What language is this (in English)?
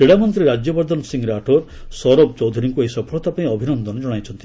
Odia